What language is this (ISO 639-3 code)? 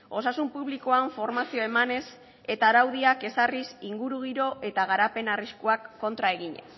eus